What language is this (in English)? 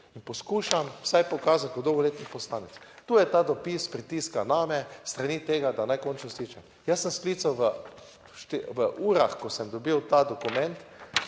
Slovenian